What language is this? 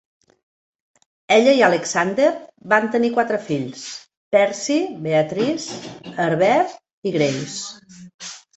Catalan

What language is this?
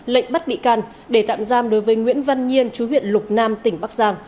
Vietnamese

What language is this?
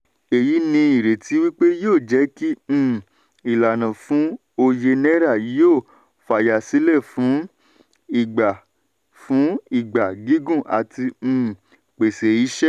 Yoruba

